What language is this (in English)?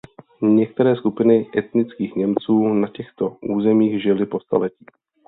Czech